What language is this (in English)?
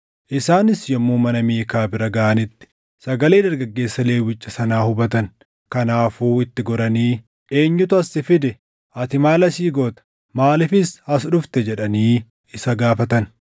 Oromo